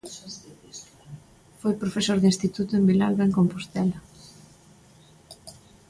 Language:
Galician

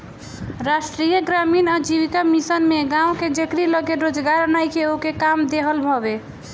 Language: Bhojpuri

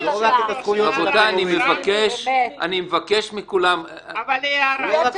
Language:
Hebrew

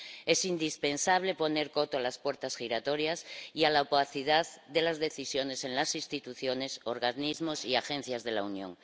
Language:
Spanish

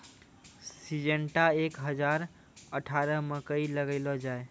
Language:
Maithili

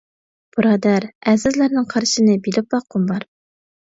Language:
Uyghur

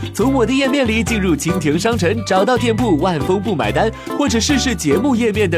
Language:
Chinese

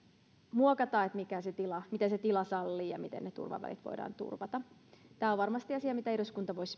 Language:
Finnish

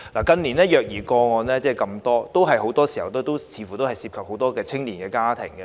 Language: Cantonese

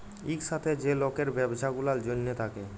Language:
Bangla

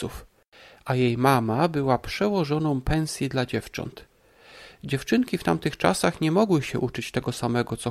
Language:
Polish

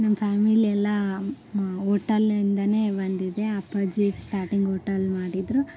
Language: Kannada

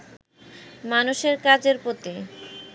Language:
Bangla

